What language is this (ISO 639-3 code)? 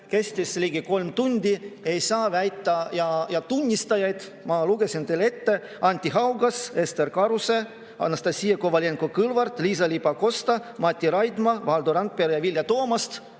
est